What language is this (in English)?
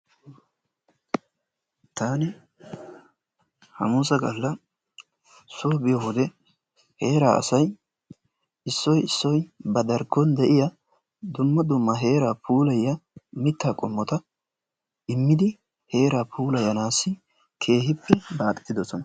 Wolaytta